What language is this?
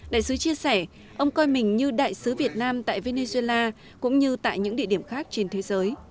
Vietnamese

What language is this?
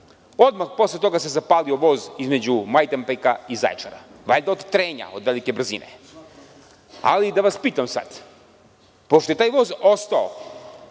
Serbian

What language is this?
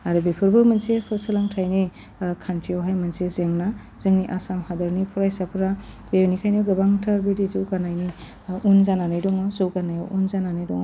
Bodo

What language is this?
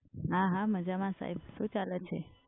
Gujarati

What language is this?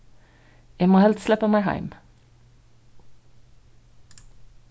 Faroese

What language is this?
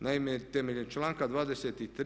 Croatian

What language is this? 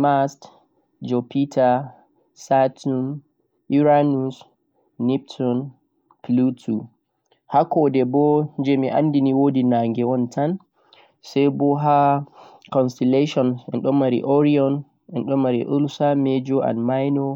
Central-Eastern Niger Fulfulde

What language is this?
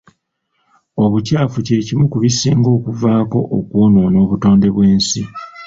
Ganda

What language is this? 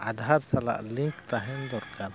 Santali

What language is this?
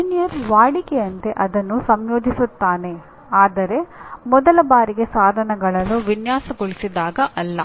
Kannada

